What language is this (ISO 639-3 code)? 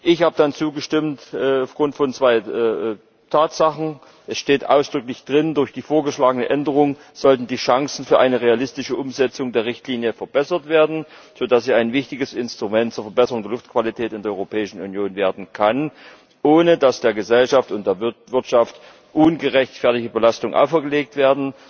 deu